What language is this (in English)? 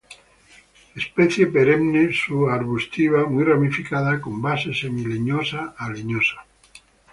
Spanish